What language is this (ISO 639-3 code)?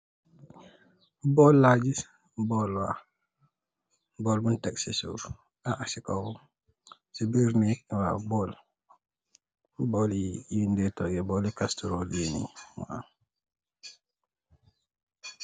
wol